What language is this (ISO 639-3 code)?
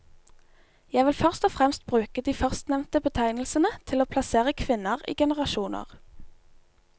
nor